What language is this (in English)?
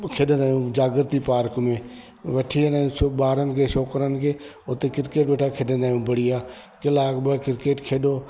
Sindhi